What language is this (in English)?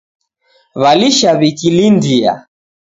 Taita